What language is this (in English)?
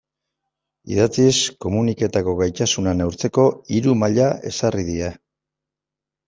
Basque